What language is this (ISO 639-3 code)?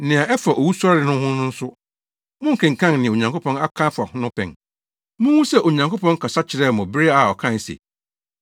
aka